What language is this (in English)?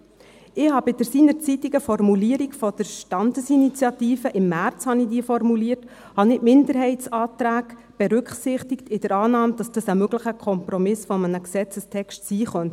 Swiss German